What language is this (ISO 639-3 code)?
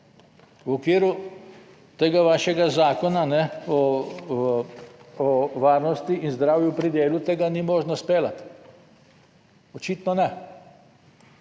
slv